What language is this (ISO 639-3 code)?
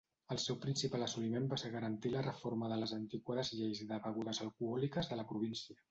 cat